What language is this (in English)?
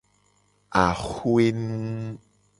Gen